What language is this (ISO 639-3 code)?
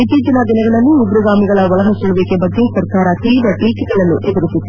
kan